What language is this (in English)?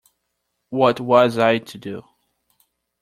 English